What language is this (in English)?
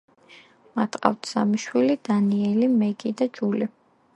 Georgian